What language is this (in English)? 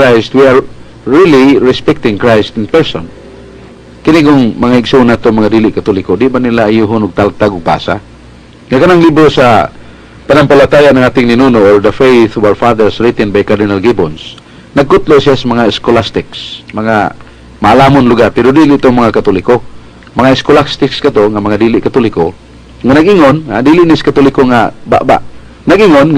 Filipino